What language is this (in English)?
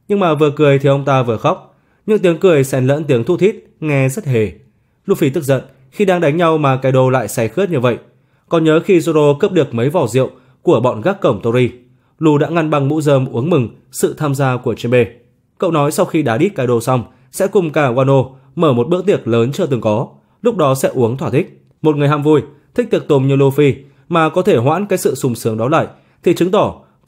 Vietnamese